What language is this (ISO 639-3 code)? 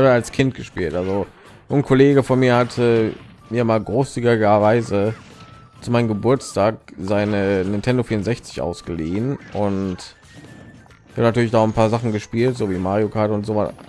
deu